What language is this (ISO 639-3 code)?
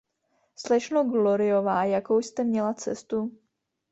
ces